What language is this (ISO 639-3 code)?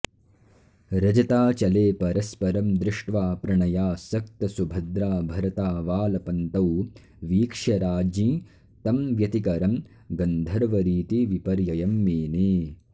san